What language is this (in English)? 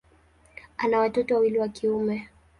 Swahili